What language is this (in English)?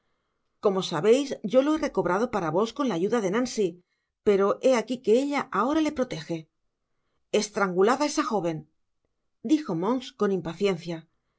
Spanish